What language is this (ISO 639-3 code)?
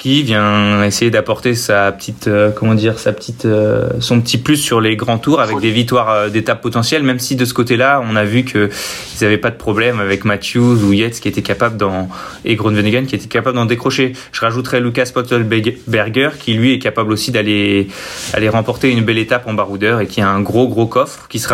fra